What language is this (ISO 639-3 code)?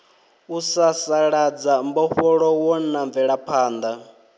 ven